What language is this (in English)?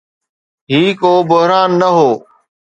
Sindhi